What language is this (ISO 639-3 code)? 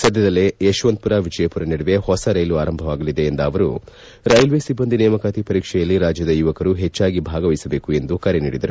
kan